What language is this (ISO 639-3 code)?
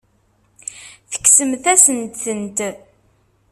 kab